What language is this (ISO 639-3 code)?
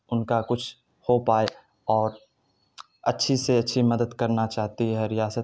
urd